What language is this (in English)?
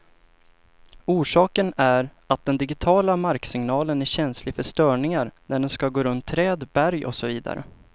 Swedish